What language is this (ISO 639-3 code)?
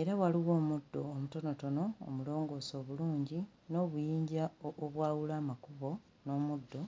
lug